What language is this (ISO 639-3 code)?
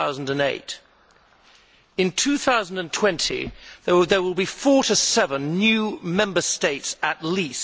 eng